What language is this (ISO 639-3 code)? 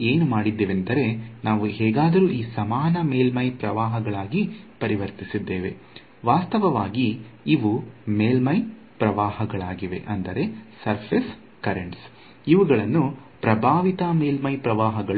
kan